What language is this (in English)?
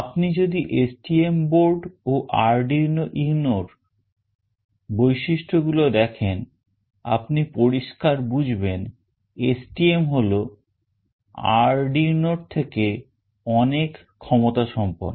Bangla